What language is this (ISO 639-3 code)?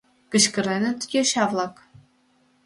chm